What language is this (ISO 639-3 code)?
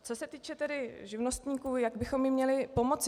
ces